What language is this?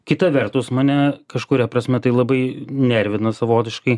Lithuanian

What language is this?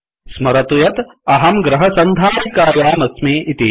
Sanskrit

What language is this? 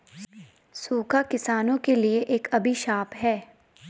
Hindi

